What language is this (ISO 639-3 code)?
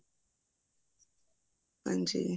pan